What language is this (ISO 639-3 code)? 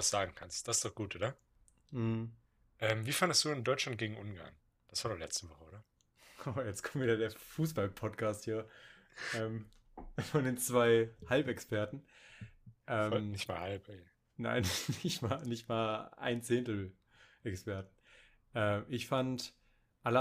deu